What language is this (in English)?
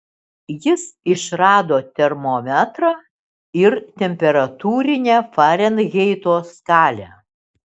Lithuanian